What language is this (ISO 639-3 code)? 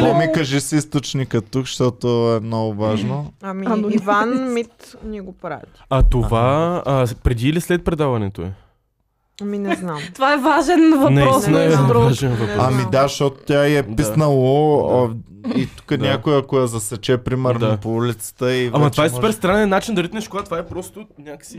bul